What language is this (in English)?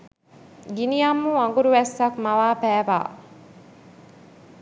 Sinhala